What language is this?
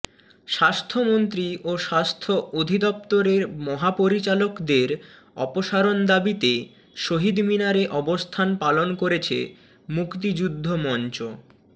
Bangla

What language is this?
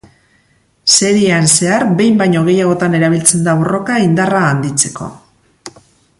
Basque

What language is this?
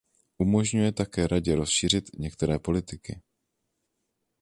Czech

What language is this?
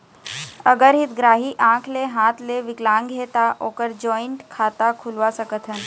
Chhattisgarhi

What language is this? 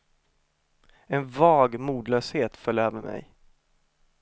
Swedish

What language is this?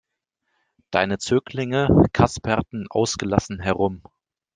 German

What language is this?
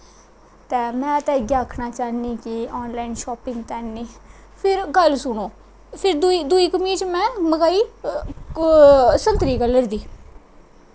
Dogri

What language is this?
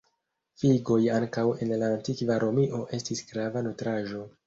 Esperanto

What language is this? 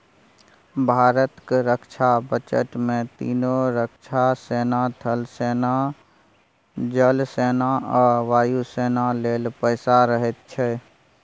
Maithili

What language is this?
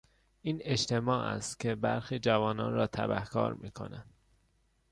Persian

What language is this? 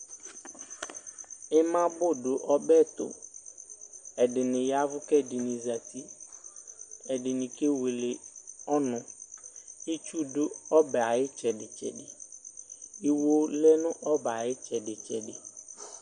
Ikposo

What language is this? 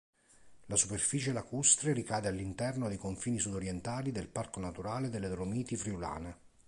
Italian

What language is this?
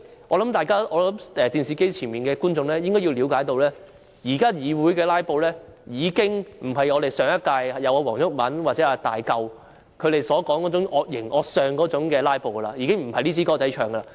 Cantonese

